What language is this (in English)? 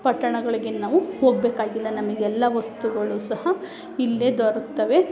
Kannada